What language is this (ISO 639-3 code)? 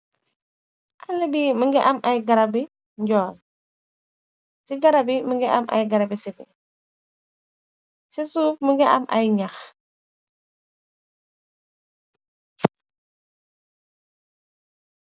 wol